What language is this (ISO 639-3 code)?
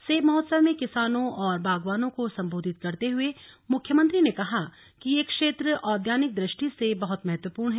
hin